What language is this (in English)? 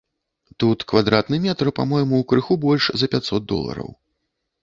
Belarusian